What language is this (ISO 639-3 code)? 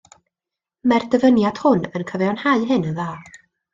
cym